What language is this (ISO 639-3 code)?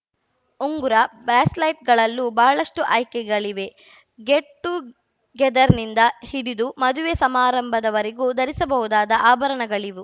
kan